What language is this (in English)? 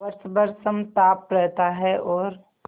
Hindi